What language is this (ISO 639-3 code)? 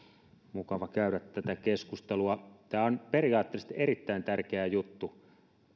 fin